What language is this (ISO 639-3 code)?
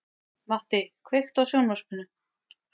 isl